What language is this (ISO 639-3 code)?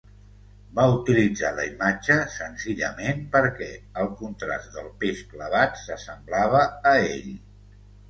cat